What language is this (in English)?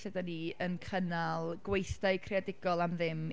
Welsh